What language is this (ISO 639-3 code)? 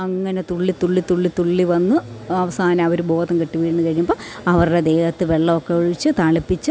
mal